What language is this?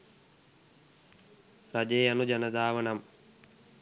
Sinhala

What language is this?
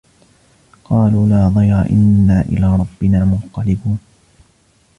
Arabic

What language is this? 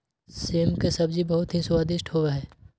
Magahi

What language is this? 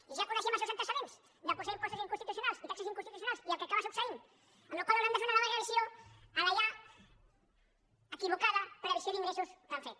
Catalan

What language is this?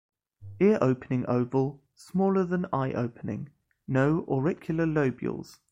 English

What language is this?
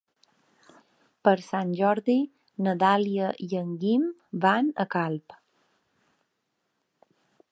Catalan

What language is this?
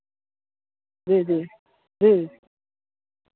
Hindi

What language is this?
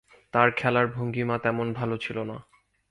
Bangla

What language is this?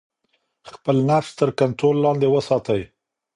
Pashto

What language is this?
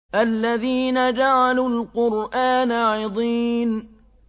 Arabic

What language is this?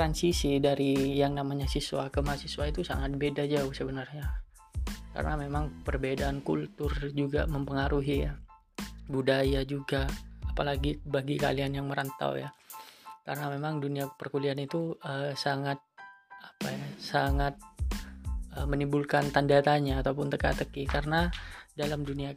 Indonesian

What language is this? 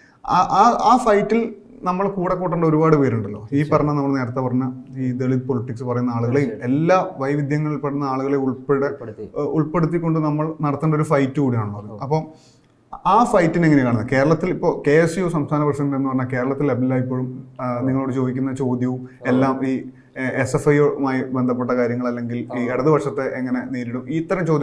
Malayalam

